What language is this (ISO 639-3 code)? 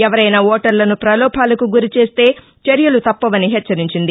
tel